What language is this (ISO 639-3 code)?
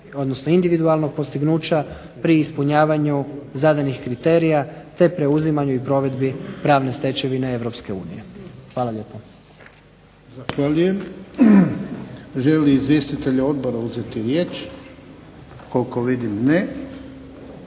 hrv